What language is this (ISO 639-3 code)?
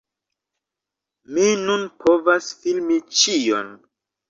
epo